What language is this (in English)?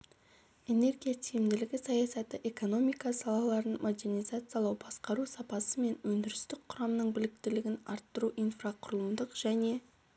Kazakh